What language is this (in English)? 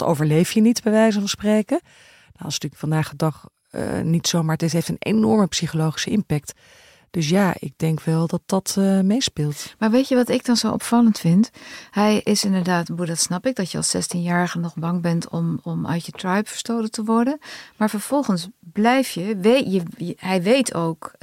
Dutch